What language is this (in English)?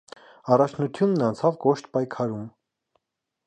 Armenian